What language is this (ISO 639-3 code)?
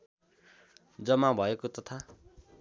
nep